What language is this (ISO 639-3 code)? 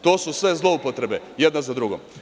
srp